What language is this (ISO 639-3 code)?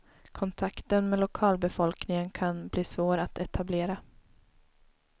swe